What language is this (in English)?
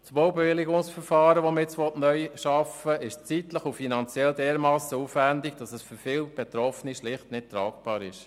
Swiss German